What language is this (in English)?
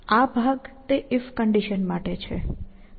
Gujarati